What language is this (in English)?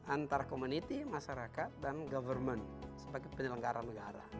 Indonesian